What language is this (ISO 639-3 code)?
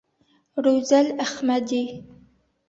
bak